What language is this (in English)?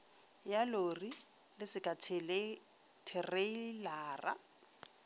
Northern Sotho